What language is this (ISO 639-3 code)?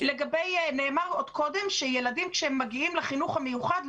heb